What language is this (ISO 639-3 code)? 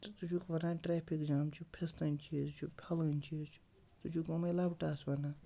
kas